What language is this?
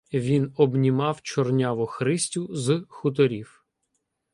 Ukrainian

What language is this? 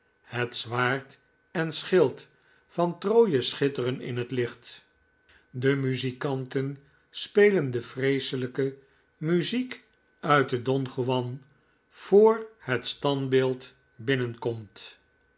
Dutch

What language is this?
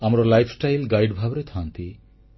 Odia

